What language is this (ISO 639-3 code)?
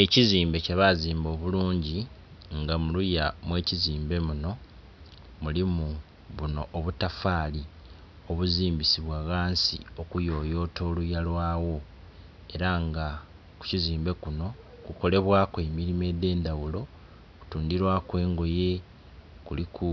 xog